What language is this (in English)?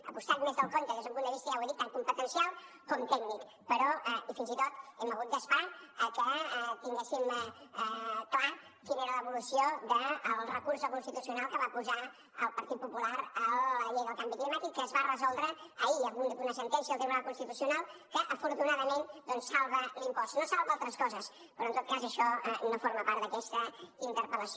Catalan